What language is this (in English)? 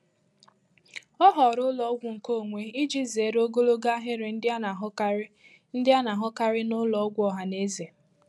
Igbo